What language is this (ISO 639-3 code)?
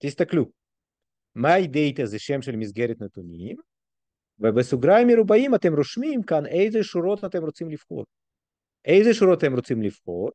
heb